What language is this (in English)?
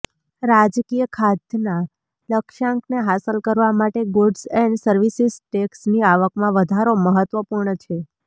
Gujarati